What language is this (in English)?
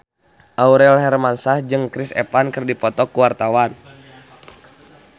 Sundanese